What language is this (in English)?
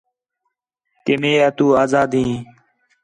Khetrani